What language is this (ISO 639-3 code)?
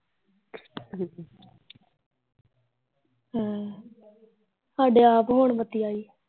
pan